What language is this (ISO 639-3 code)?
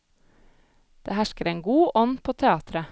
nor